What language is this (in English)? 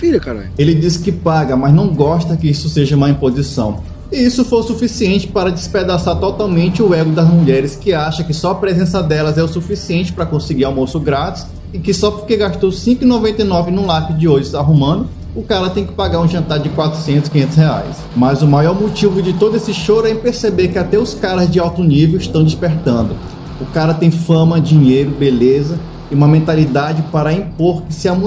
Portuguese